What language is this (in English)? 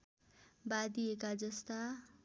Nepali